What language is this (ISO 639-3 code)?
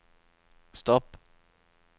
nor